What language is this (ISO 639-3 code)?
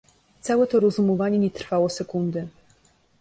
pol